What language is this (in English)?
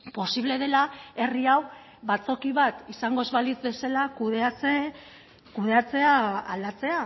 Basque